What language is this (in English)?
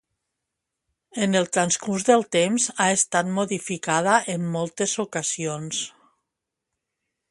Catalan